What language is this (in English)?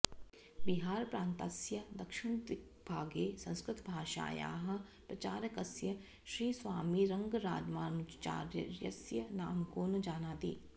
Sanskrit